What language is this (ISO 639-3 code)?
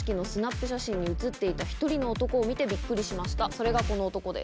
jpn